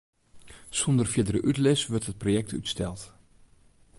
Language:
Western Frisian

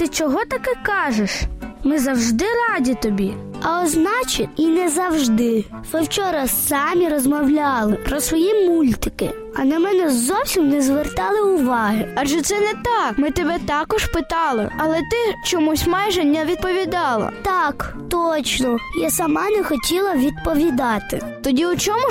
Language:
Ukrainian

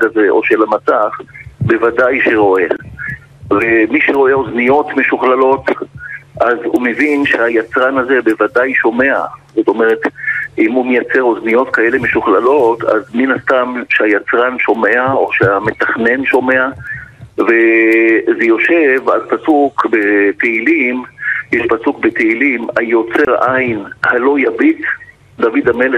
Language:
Hebrew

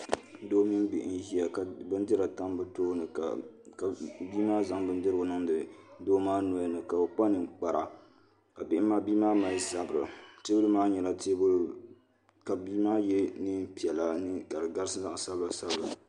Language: Dagbani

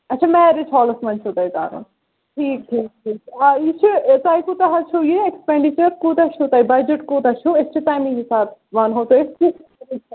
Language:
Kashmiri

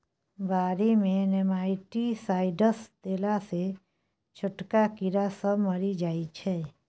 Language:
Maithili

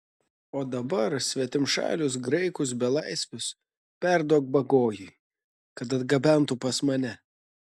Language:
Lithuanian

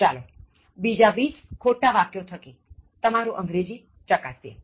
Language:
Gujarati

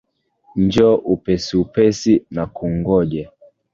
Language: Swahili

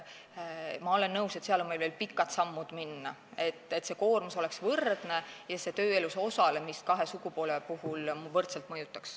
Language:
Estonian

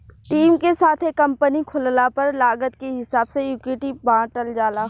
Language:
Bhojpuri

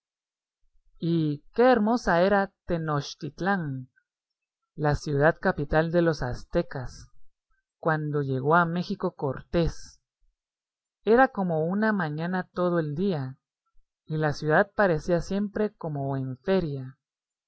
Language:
Spanish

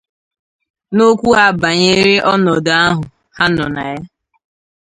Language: Igbo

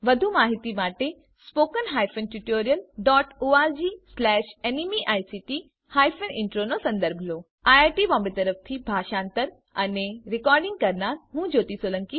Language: Gujarati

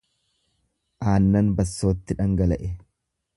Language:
Oromo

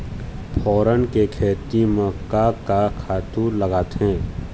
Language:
Chhattisgarhi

